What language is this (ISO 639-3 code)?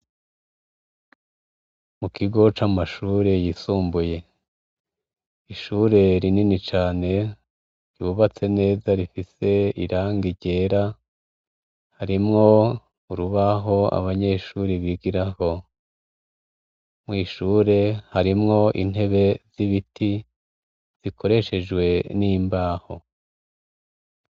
run